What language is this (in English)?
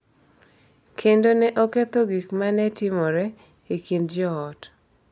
Luo (Kenya and Tanzania)